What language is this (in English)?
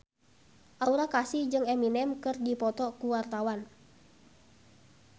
Sundanese